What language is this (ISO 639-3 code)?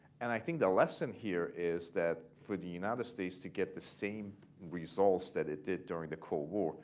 eng